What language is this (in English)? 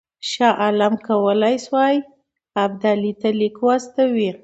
Pashto